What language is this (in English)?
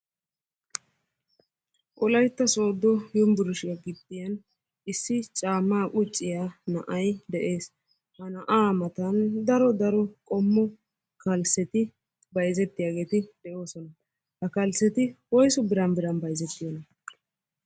Wolaytta